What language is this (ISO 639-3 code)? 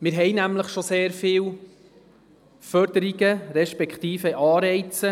gsw